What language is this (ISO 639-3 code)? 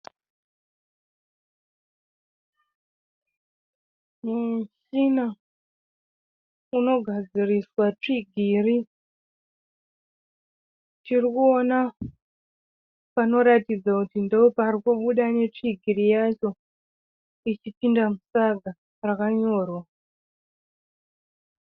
sna